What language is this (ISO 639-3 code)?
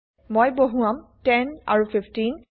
asm